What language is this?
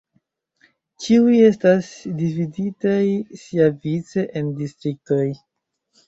Esperanto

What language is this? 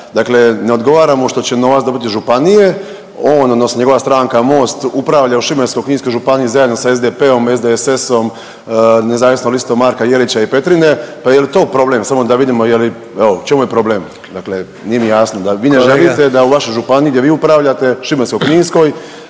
Croatian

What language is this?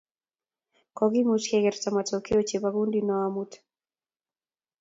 Kalenjin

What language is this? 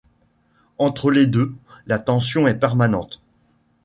French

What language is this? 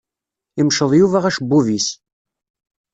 Kabyle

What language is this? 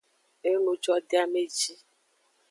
Aja (Benin)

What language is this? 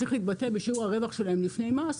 Hebrew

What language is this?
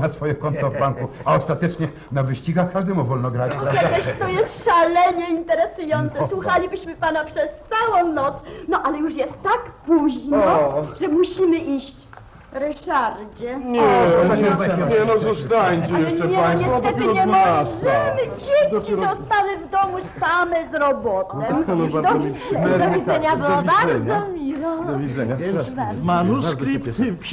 Polish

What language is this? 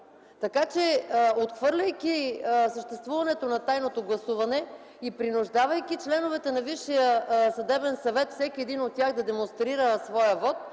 Bulgarian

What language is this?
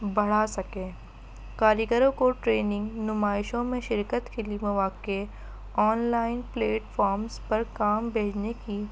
Urdu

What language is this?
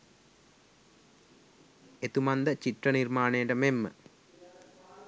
Sinhala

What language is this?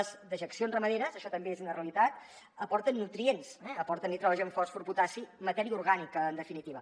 Catalan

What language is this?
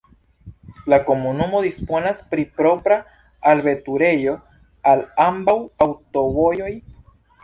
Esperanto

